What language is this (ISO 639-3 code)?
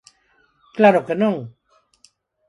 glg